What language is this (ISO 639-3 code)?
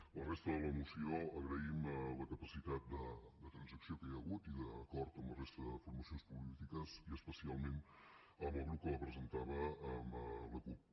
cat